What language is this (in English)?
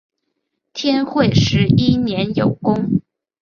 Chinese